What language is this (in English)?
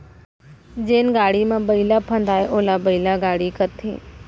Chhattisgarhi